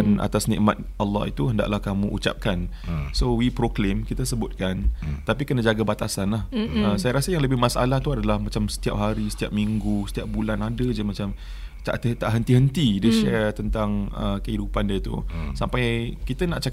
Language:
Malay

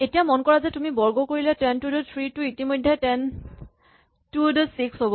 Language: Assamese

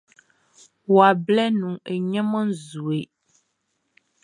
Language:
Baoulé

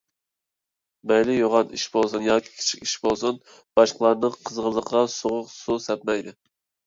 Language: Uyghur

